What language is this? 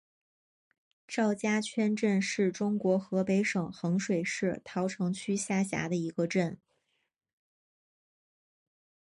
Chinese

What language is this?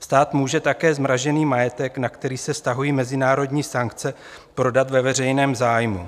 Czech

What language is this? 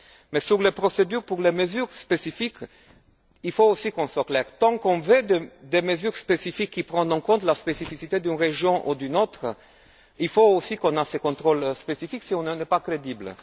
French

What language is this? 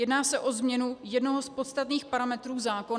Czech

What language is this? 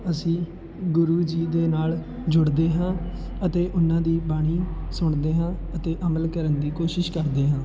Punjabi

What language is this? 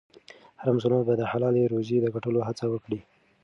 Pashto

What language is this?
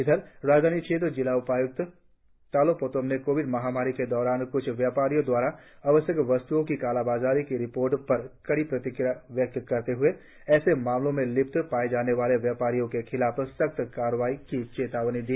Hindi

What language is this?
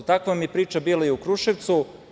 Serbian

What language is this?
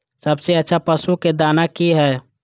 Maithili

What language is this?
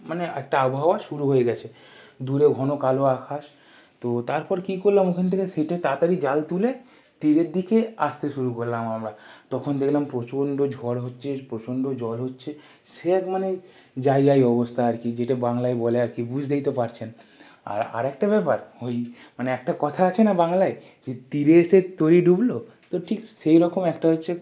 Bangla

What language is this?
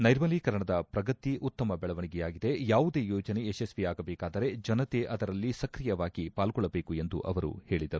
Kannada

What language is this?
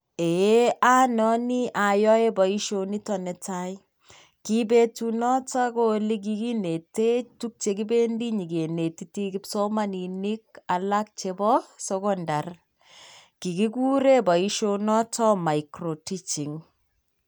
Kalenjin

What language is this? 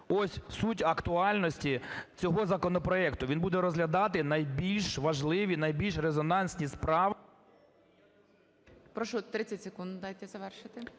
Ukrainian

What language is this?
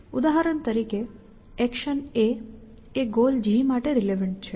Gujarati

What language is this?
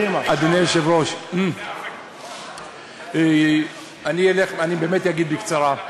Hebrew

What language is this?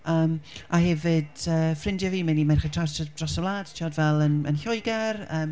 Welsh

